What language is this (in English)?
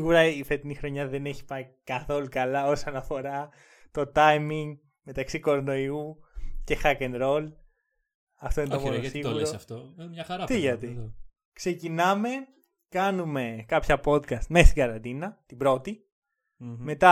Greek